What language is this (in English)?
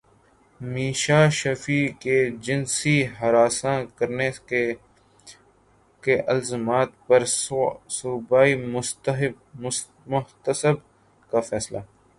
Urdu